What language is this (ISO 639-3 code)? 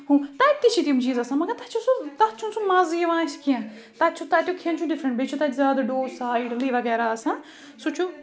kas